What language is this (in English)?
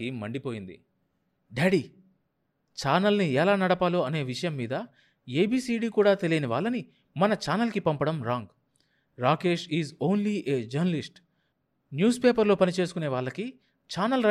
Telugu